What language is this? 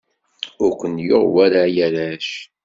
Kabyle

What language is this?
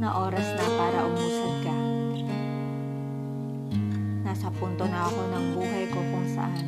Filipino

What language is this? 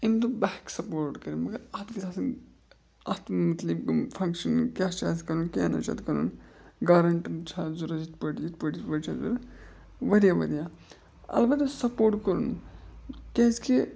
Kashmiri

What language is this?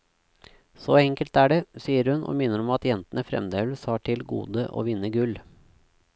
Norwegian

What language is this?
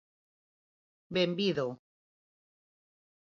Galician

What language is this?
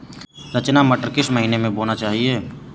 Hindi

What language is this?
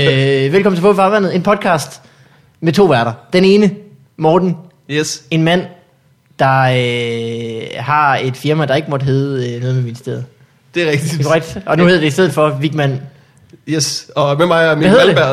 Danish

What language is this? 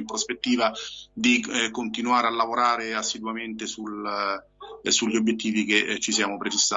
Italian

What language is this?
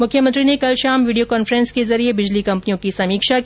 Hindi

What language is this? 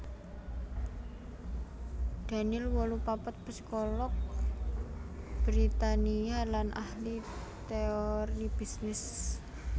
Javanese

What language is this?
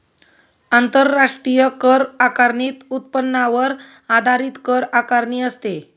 Marathi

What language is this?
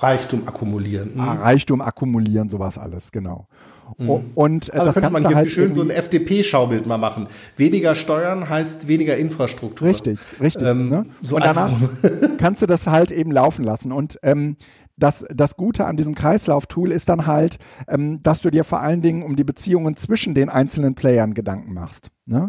German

